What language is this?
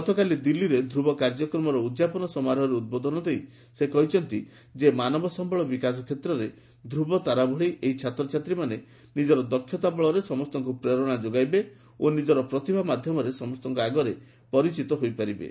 Odia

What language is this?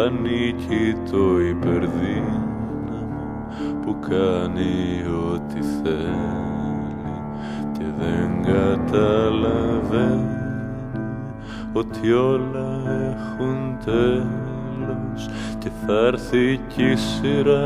Greek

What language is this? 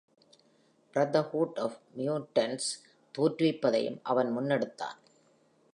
Tamil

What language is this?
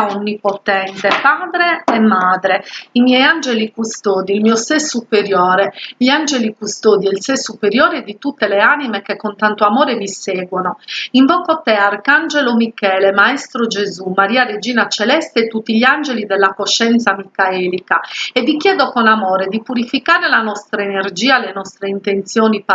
Italian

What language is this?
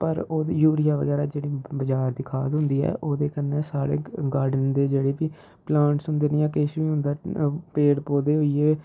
Dogri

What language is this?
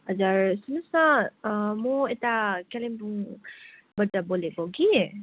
Nepali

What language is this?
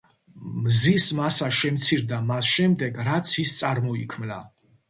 Georgian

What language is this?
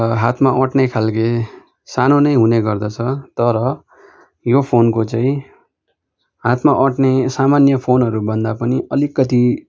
Nepali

